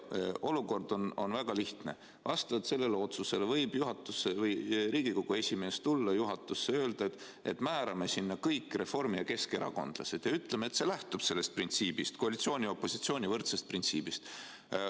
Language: Estonian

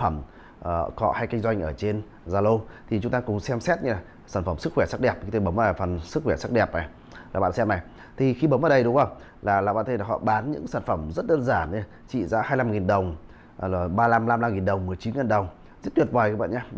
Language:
Vietnamese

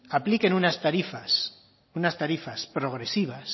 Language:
Spanish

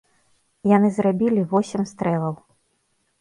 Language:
Belarusian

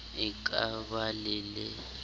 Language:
Southern Sotho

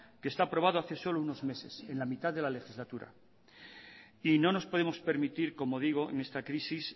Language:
Spanish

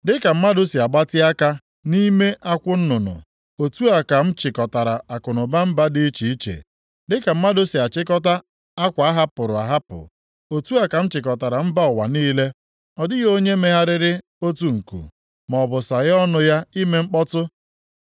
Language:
Igbo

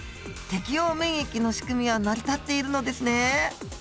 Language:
Japanese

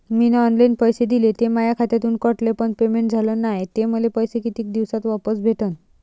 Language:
Marathi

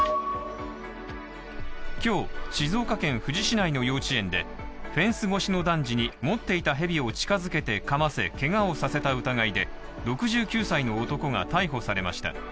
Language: Japanese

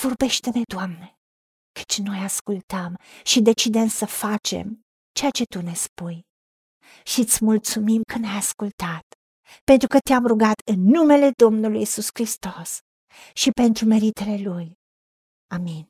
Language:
Romanian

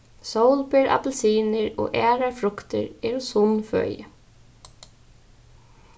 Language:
Faroese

